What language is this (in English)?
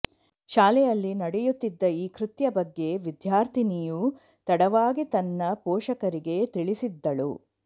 Kannada